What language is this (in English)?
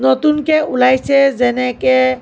Assamese